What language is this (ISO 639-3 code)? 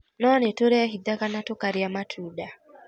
kik